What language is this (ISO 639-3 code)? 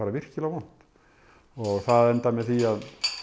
isl